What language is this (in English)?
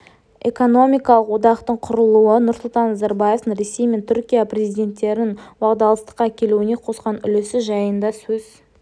Kazakh